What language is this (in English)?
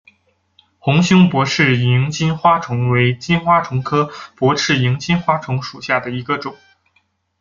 Chinese